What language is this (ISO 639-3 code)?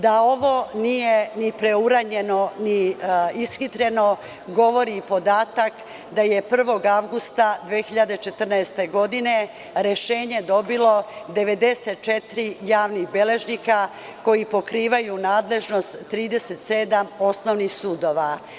srp